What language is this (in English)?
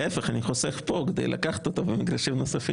Hebrew